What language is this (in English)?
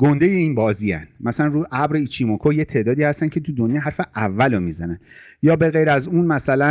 Persian